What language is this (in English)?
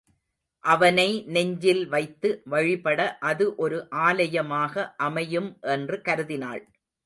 Tamil